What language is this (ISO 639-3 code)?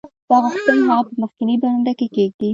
pus